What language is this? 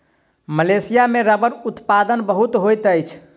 Maithili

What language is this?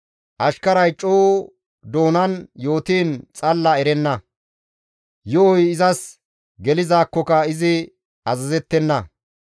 Gamo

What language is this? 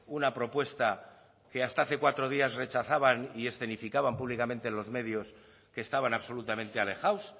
Spanish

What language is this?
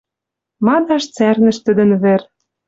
Western Mari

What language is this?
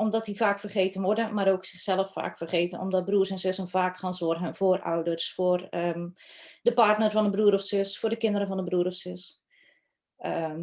Dutch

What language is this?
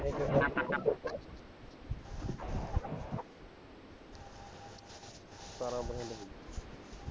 Punjabi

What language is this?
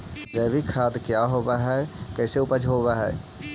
Magahi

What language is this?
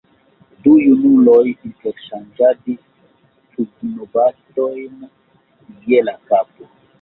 Esperanto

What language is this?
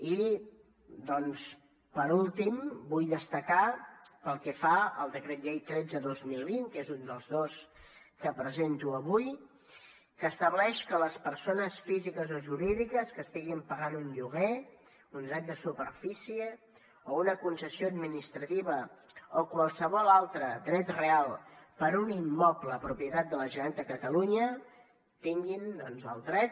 Catalan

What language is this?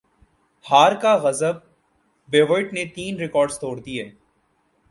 Urdu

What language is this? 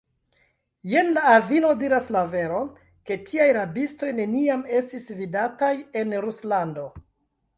Esperanto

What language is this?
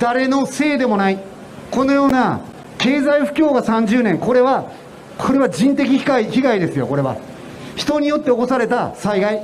Japanese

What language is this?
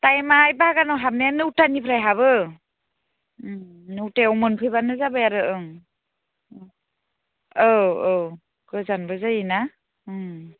Bodo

